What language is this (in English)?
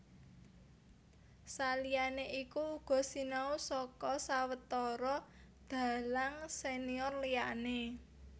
Javanese